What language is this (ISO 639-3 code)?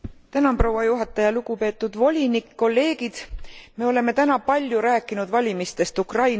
est